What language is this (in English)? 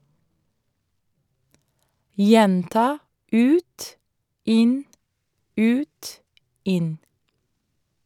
Norwegian